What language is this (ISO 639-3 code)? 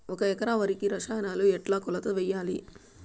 tel